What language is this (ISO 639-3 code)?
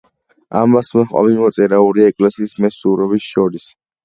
kat